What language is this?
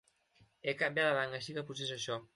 Catalan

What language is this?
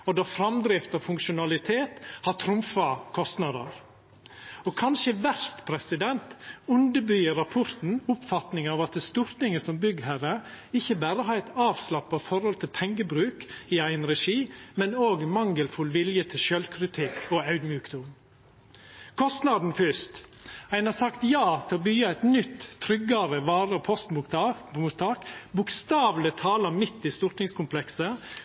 Norwegian Nynorsk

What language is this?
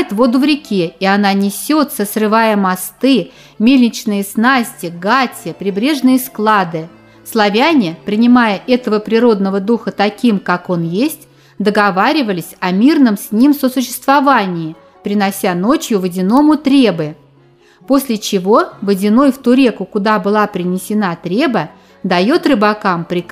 Russian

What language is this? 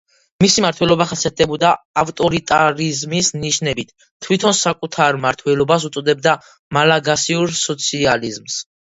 Georgian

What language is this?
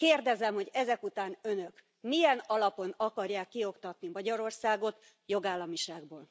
Hungarian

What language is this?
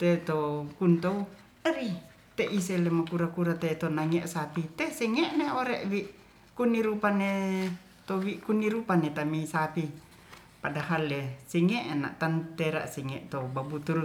Ratahan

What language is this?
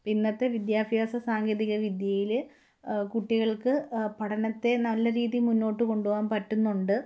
Malayalam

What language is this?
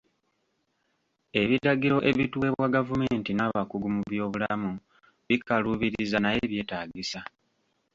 Ganda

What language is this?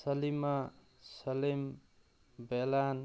Manipuri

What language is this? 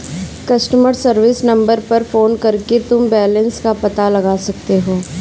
Hindi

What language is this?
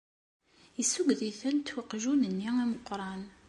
Kabyle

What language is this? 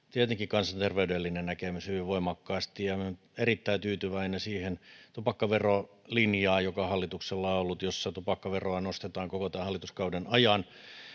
Finnish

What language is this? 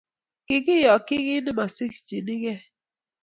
Kalenjin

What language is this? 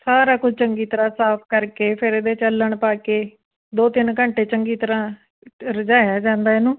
Punjabi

